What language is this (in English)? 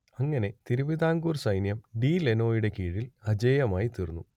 Malayalam